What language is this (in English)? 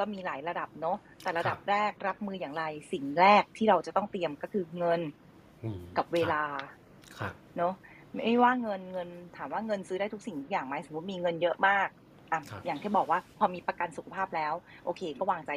Thai